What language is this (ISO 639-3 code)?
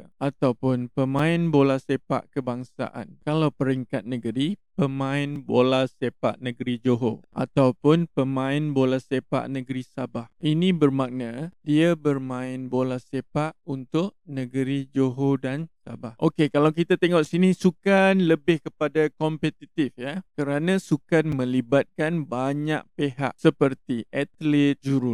msa